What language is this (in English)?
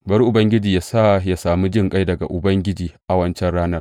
Hausa